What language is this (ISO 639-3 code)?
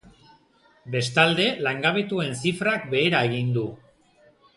eus